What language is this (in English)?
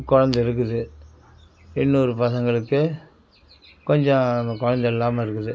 Tamil